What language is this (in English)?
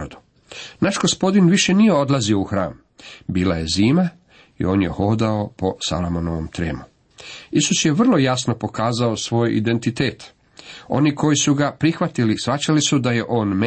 Croatian